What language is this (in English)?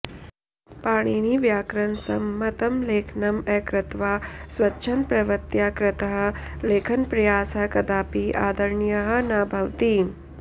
Sanskrit